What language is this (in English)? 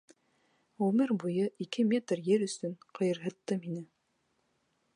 Bashkir